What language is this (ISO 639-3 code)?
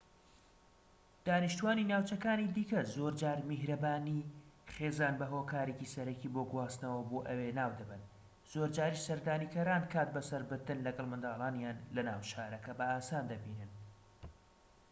ckb